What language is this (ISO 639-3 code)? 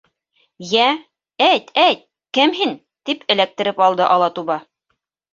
bak